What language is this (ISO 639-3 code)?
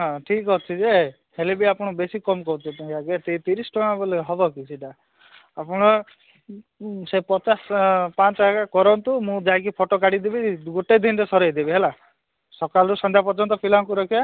ori